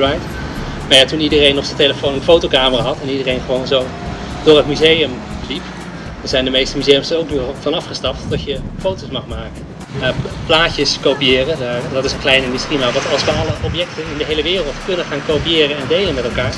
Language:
Dutch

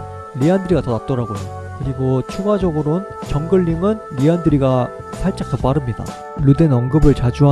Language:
Korean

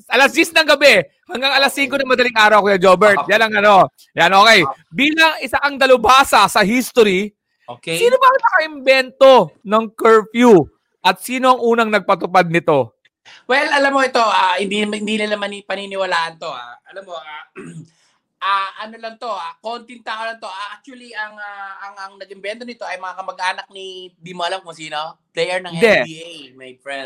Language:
Filipino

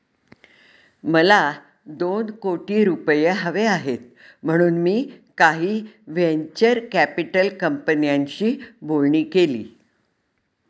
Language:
Marathi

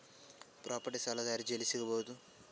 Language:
Kannada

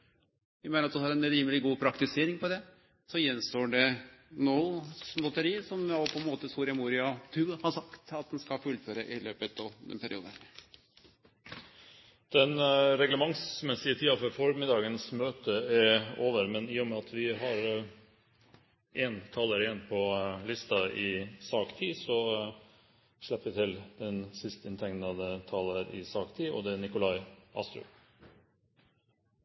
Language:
Norwegian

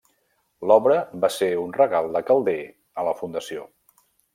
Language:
Catalan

